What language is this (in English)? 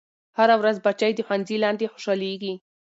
Pashto